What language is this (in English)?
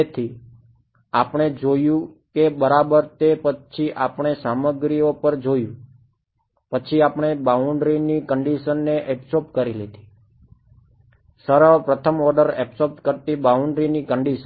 Gujarati